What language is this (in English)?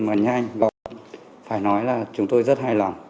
Vietnamese